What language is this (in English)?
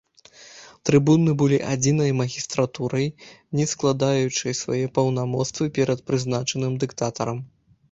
Belarusian